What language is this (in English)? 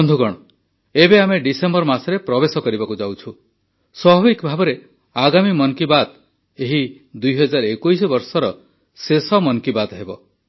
Odia